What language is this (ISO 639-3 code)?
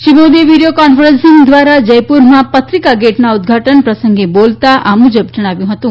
guj